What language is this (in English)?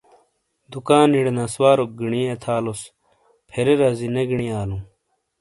Shina